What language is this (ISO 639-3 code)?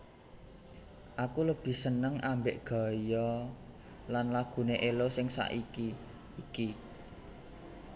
jav